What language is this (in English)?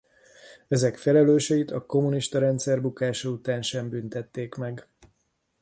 Hungarian